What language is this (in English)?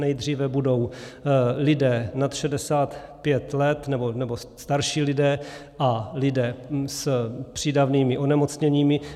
Czech